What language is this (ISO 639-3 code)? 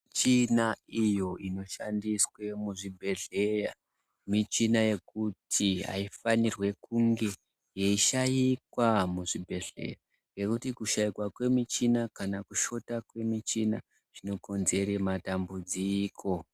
ndc